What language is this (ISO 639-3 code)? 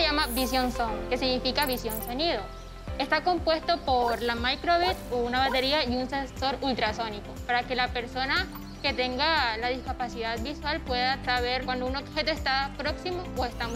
spa